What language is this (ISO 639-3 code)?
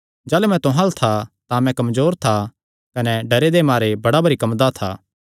xnr